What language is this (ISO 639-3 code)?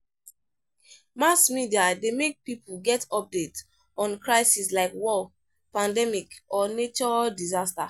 pcm